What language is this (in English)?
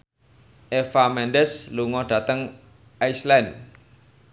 Javanese